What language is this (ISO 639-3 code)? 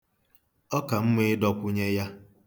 ibo